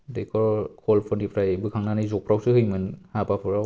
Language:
Bodo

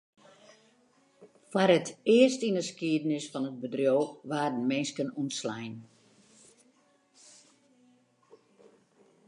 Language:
Western Frisian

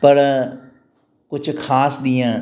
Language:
Sindhi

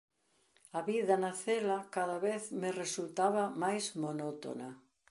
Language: Galician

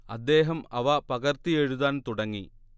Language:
Malayalam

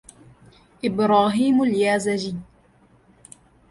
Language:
Arabic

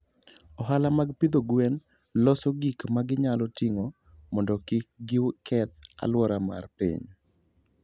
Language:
Luo (Kenya and Tanzania)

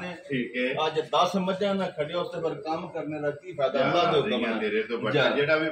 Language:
Punjabi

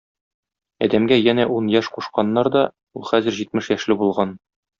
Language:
Tatar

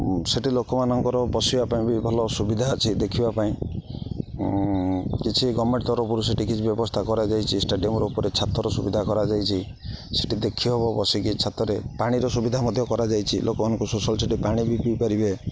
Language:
Odia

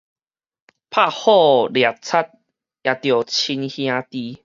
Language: Min Nan Chinese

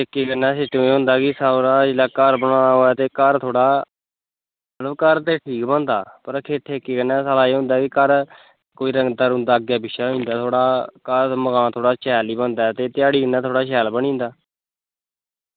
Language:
Dogri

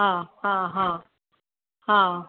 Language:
Sindhi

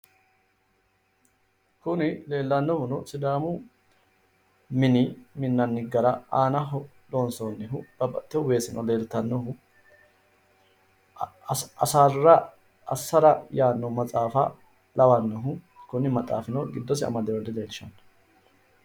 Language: Sidamo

